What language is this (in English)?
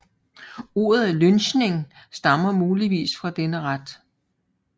Danish